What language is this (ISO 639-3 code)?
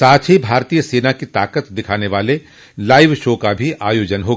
hin